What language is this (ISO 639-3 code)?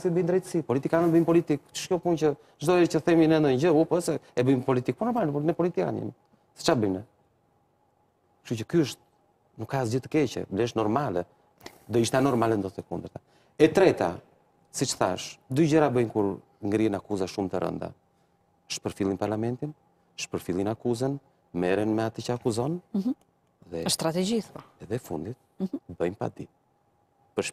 ron